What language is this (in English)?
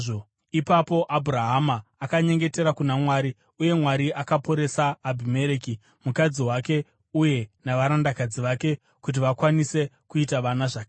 Shona